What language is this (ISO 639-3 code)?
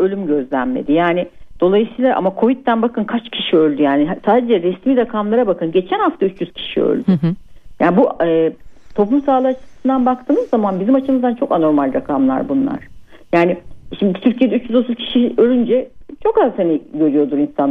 tur